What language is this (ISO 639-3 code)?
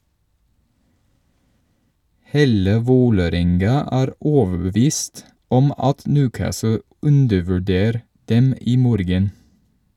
nor